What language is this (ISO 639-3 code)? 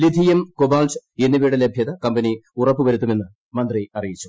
mal